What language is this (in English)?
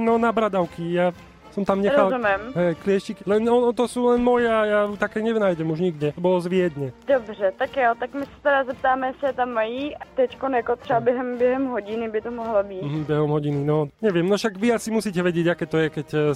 Slovak